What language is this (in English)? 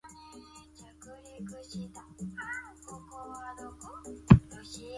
Chinese